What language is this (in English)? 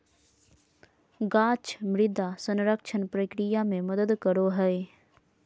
Magahi